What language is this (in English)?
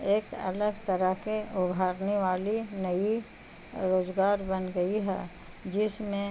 Urdu